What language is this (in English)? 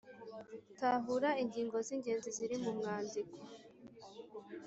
Kinyarwanda